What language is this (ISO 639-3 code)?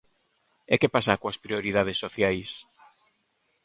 glg